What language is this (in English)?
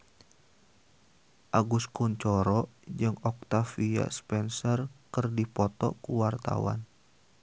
Sundanese